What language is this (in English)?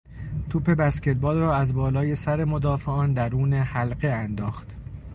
Persian